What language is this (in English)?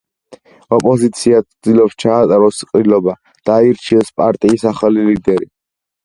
Georgian